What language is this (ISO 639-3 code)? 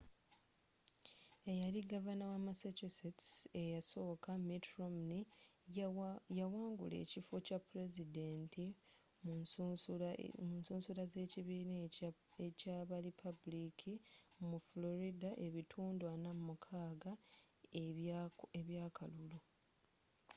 lug